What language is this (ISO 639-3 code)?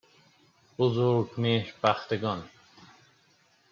fas